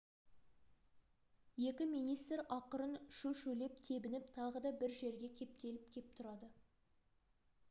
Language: Kazakh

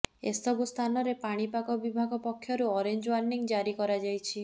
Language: Odia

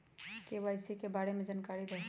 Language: Magahi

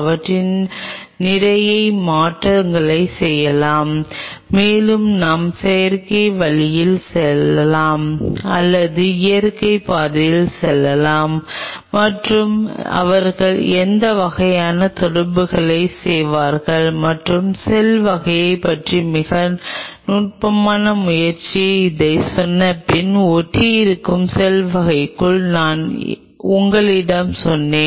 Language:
Tamil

